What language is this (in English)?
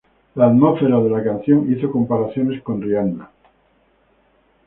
Spanish